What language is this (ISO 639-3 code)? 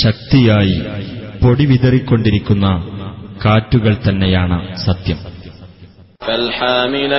mal